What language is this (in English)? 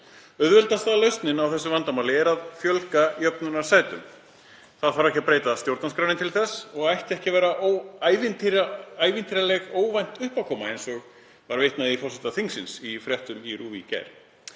Icelandic